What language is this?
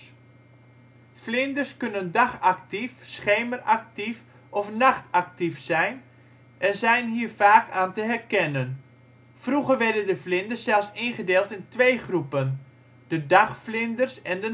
Dutch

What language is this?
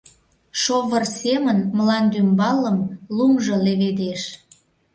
Mari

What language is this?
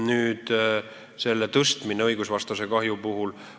Estonian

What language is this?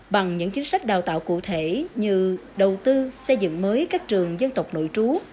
Vietnamese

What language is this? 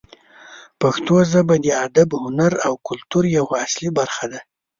Pashto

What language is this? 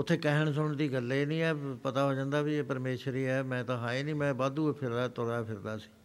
Punjabi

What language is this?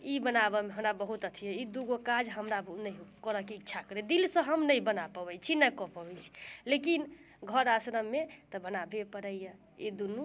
Maithili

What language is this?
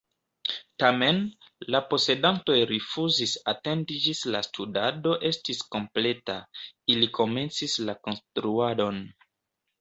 Esperanto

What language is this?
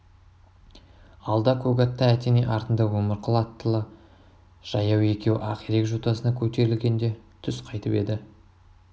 Kazakh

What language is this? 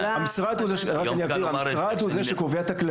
Hebrew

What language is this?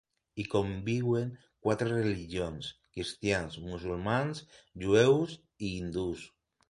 Catalan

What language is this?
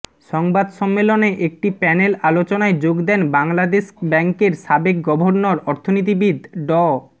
Bangla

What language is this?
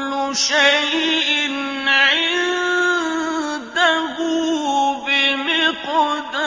Arabic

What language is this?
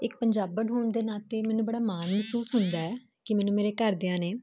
Punjabi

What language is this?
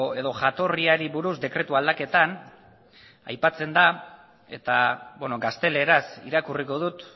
Basque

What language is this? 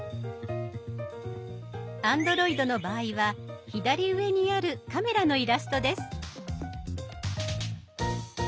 Japanese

